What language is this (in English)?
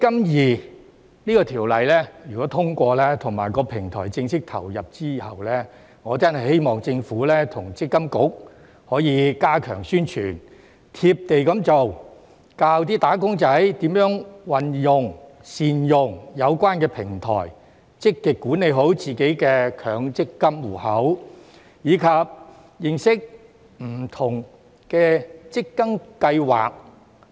Cantonese